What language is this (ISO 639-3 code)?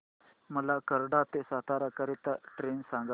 mar